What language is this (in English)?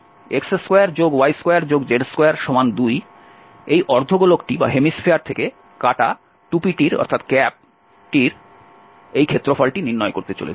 Bangla